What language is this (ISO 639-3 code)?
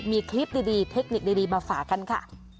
tha